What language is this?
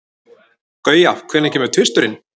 Icelandic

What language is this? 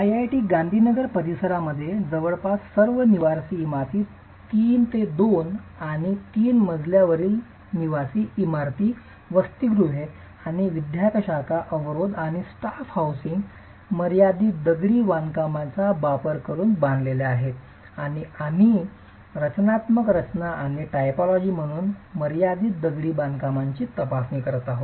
Marathi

